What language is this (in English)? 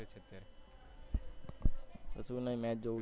Gujarati